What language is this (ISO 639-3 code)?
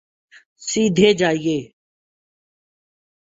urd